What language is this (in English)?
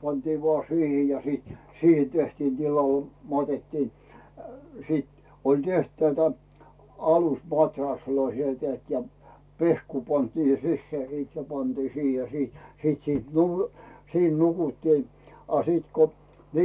Finnish